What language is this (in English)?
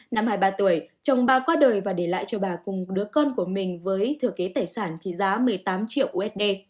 Vietnamese